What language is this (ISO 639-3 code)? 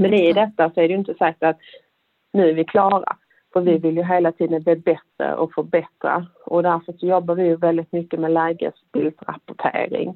swe